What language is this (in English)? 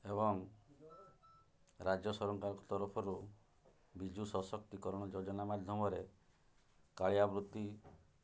Odia